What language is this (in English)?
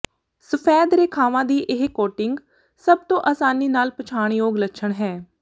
Punjabi